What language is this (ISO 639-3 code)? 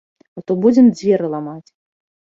bel